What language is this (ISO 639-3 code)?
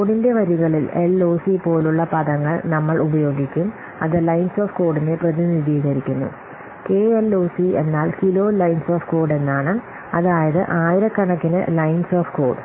mal